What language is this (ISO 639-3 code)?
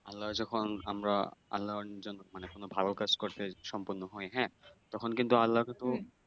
ben